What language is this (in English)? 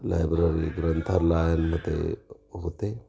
Marathi